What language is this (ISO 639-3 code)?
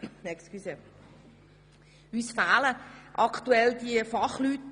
gsw